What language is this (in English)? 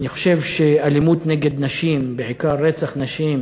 Hebrew